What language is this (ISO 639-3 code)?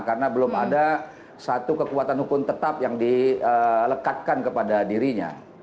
ind